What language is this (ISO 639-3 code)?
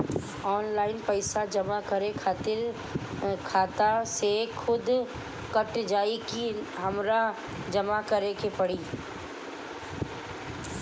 bho